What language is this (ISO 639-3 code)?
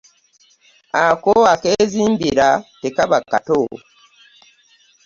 lug